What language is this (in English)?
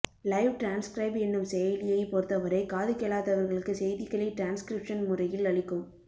Tamil